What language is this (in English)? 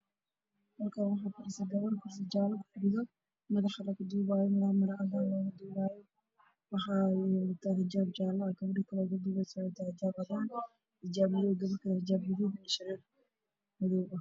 Somali